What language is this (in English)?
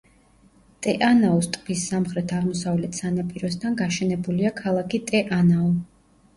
Georgian